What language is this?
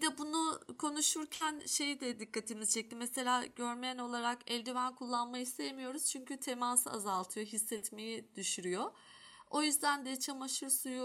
Turkish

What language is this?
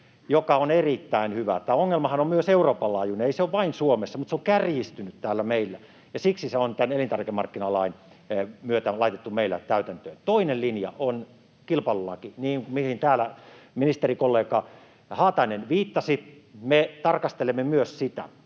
Finnish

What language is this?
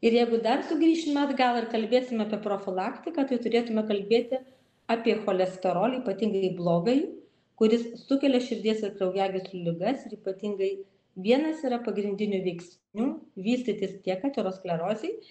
Lithuanian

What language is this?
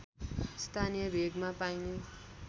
Nepali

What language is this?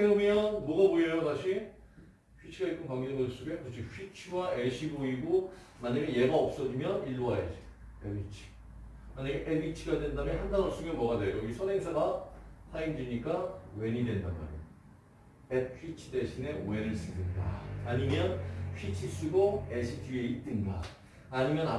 Korean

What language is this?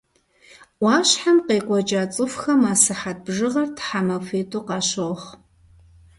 Kabardian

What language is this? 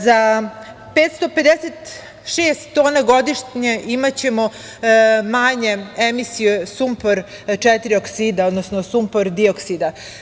Serbian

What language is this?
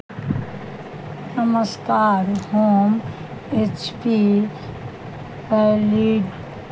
Maithili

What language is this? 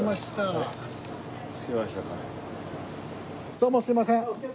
Japanese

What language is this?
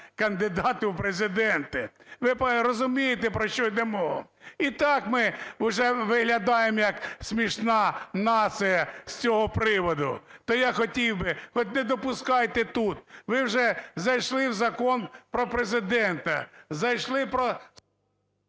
Ukrainian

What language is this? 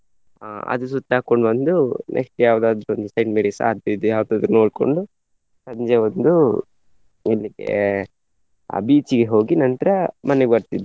Kannada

